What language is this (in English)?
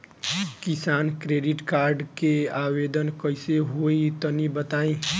Bhojpuri